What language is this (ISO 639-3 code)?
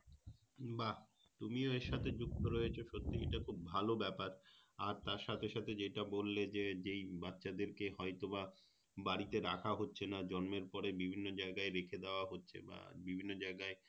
ben